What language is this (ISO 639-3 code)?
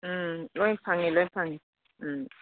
mni